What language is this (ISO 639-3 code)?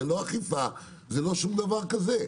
heb